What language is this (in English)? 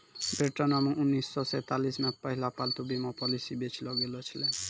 Maithili